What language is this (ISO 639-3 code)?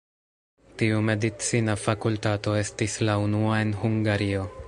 epo